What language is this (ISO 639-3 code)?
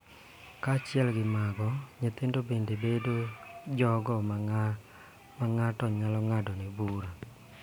luo